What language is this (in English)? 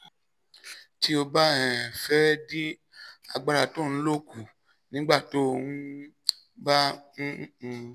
Yoruba